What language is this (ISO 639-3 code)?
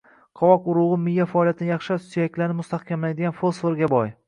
uzb